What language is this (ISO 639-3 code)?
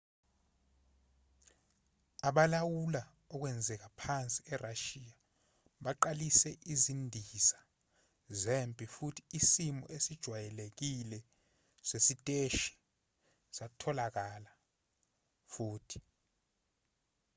zul